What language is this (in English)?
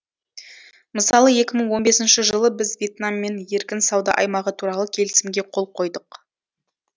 Kazakh